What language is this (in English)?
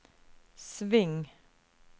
Norwegian